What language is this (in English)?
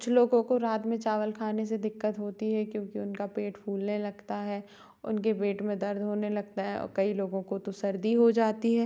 Hindi